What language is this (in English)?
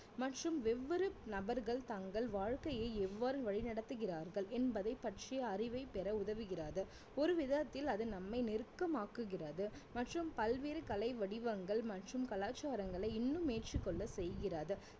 Tamil